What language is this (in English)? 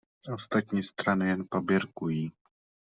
Czech